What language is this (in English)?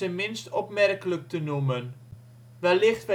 Dutch